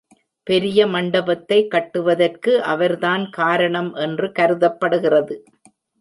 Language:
Tamil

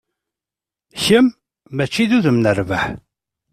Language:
Kabyle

